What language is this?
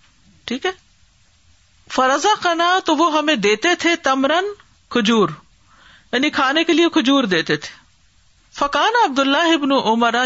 Urdu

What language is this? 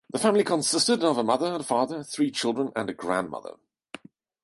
English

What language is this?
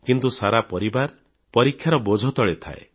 Odia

